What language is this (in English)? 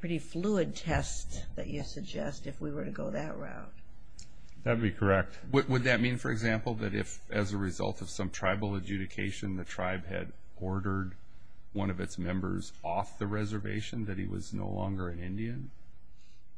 English